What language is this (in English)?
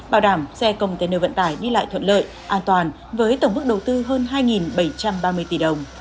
Vietnamese